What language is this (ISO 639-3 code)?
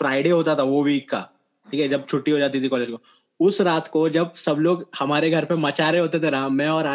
hin